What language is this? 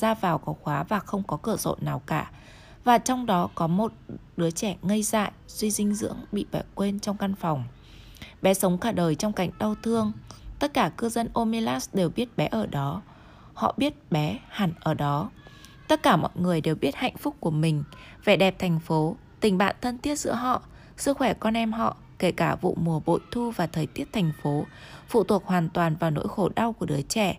Vietnamese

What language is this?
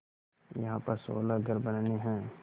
Hindi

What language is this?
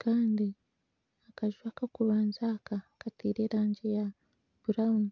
Nyankole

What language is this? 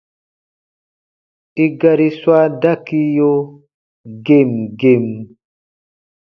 Baatonum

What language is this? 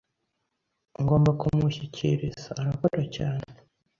Kinyarwanda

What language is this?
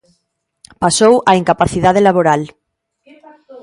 Galician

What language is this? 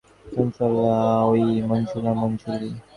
Bangla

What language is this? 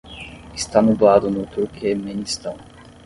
Portuguese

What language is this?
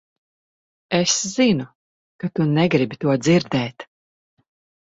Latvian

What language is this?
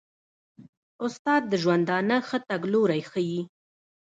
Pashto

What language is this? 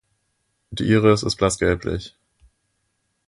German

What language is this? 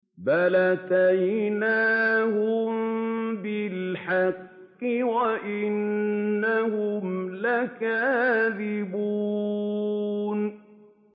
Arabic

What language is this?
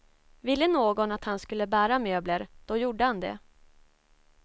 Swedish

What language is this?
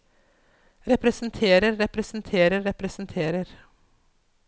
Norwegian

